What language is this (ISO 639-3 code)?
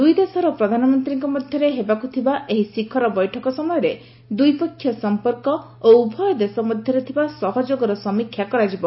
ori